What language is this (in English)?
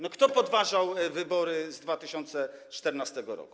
Polish